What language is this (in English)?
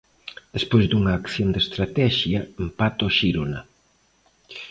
Galician